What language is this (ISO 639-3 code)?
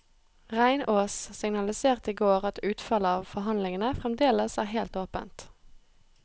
nor